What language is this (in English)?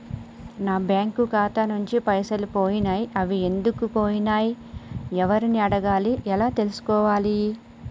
Telugu